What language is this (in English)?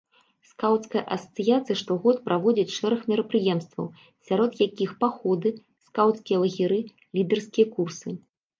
Belarusian